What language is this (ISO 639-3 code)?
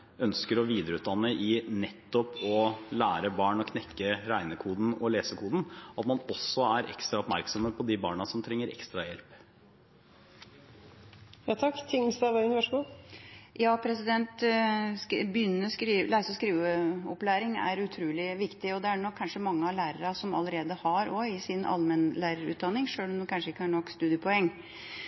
nob